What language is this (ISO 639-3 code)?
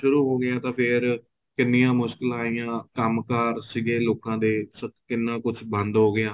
pan